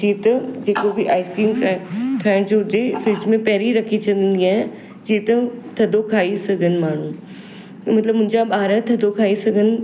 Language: Sindhi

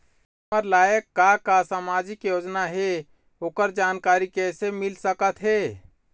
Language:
Chhattisgarhi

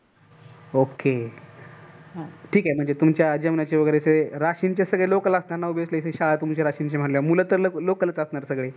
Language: Marathi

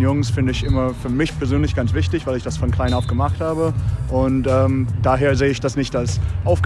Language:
German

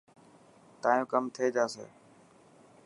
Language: Dhatki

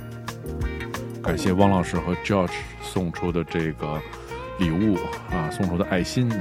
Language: Chinese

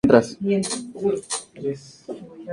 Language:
Spanish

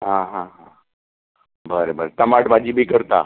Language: Konkani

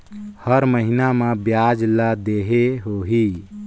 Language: Chhattisgarhi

